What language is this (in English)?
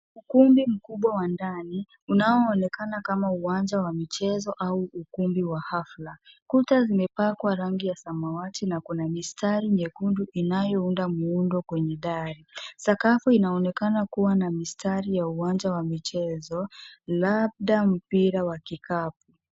Swahili